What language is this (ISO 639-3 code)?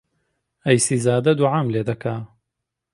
ckb